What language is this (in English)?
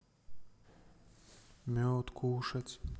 Russian